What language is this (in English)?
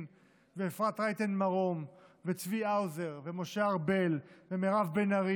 Hebrew